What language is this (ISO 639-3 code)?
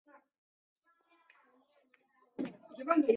zho